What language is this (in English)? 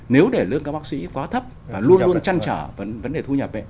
Vietnamese